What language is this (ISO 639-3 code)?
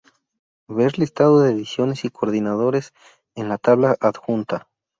spa